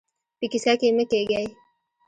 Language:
Pashto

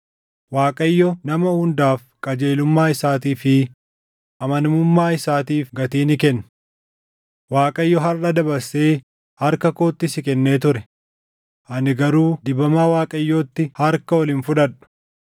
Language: Oromo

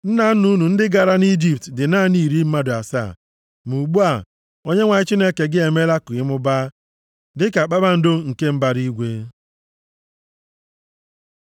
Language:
Igbo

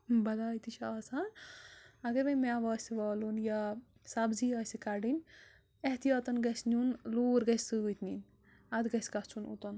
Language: Kashmiri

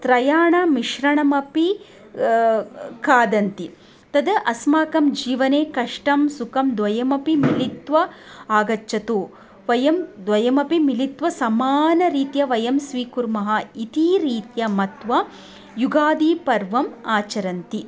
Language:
Sanskrit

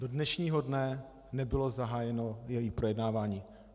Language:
Czech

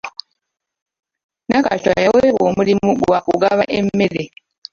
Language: Ganda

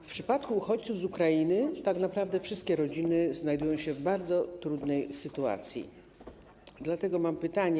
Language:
Polish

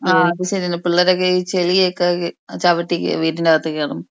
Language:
Malayalam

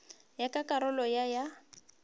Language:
Northern Sotho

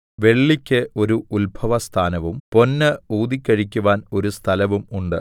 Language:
Malayalam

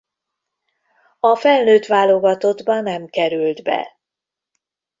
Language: Hungarian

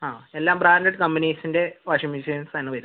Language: Malayalam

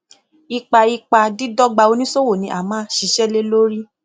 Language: Yoruba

